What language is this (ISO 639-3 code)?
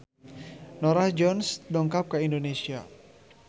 sun